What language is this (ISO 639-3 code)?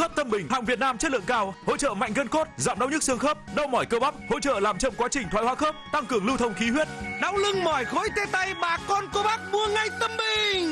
vie